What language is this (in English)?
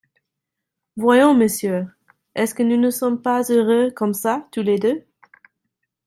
French